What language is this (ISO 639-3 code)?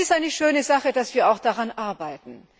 deu